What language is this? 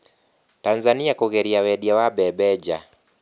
Kikuyu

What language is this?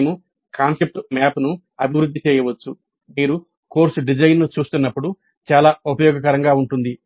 Telugu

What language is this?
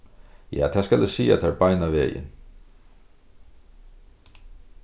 Faroese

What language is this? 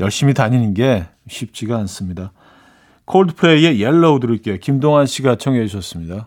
Korean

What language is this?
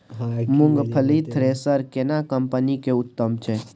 Maithili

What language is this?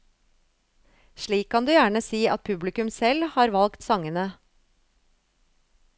Norwegian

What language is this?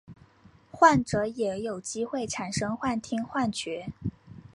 Chinese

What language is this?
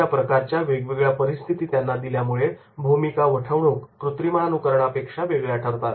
Marathi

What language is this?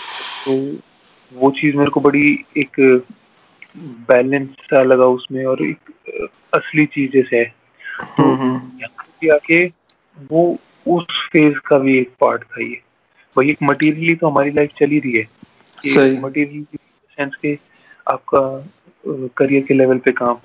Hindi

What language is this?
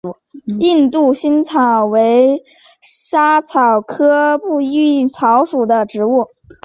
Chinese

